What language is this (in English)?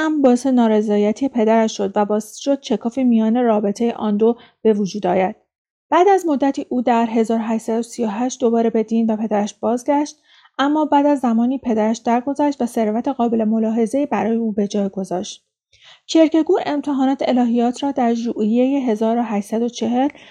Persian